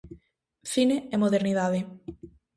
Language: Galician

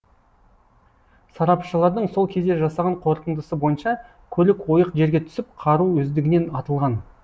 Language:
Kazakh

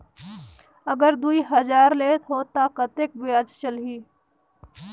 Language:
Chhattisgarhi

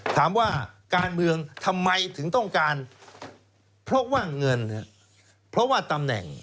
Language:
Thai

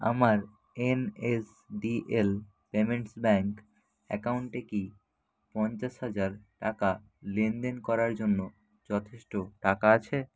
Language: Bangla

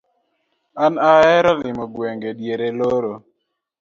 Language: Luo (Kenya and Tanzania)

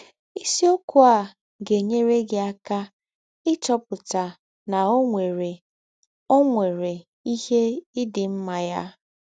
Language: Igbo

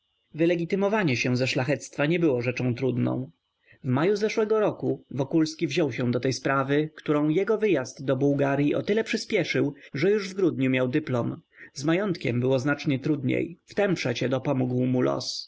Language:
Polish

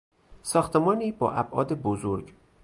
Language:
Persian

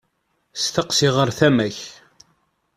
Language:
Kabyle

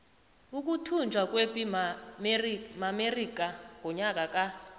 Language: South Ndebele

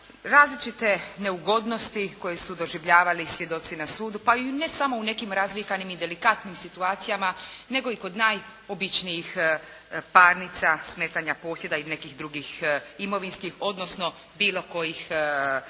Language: Croatian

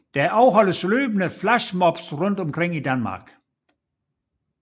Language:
Danish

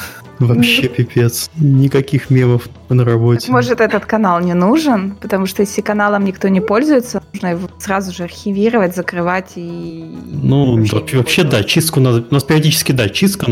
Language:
Russian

